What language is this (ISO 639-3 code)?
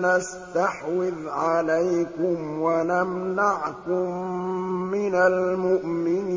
ara